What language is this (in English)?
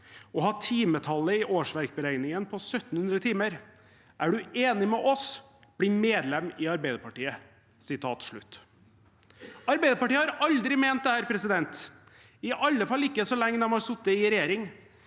Norwegian